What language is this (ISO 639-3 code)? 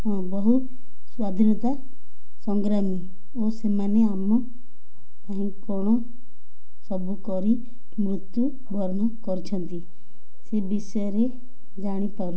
ori